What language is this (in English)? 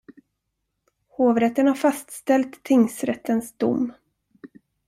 Swedish